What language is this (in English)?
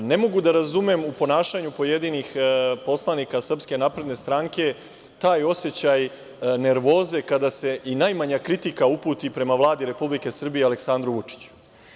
Serbian